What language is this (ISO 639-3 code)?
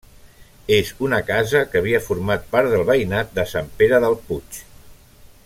cat